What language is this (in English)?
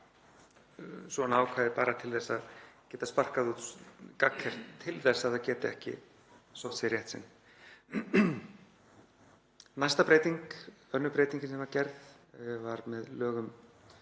Icelandic